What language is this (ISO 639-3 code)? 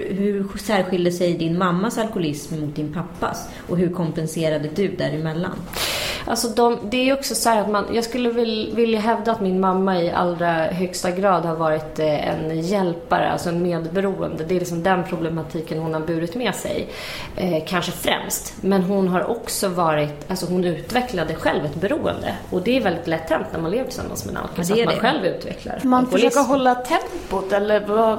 swe